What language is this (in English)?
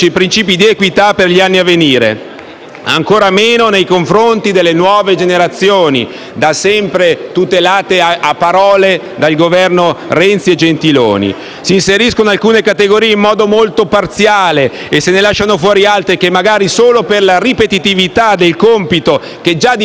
Italian